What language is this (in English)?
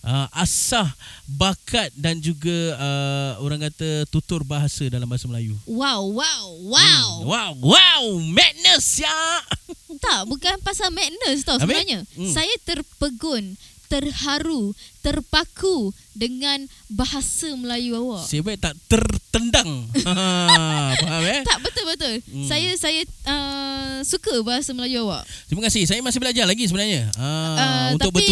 Malay